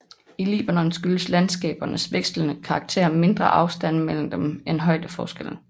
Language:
Danish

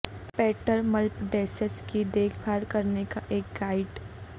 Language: Urdu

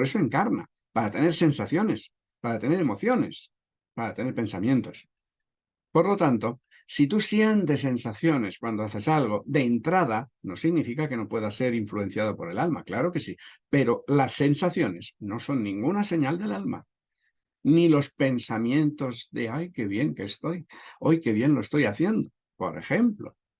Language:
Spanish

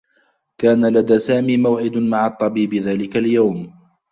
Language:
Arabic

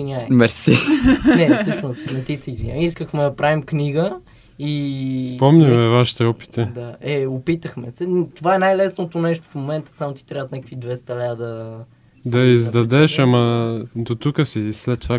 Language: Bulgarian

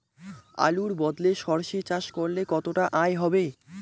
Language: Bangla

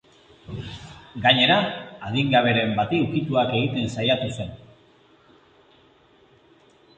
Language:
Basque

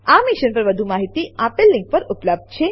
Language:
Gujarati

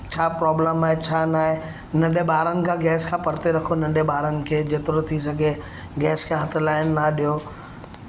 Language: Sindhi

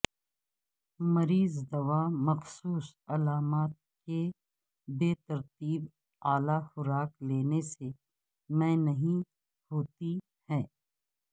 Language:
Urdu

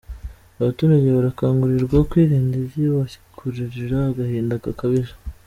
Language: Kinyarwanda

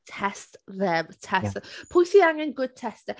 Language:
Welsh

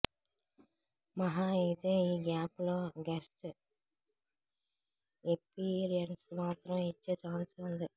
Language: Telugu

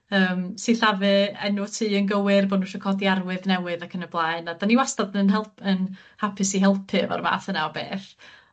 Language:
Welsh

